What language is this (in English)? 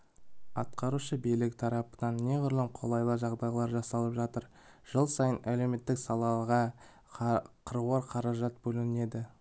Kazakh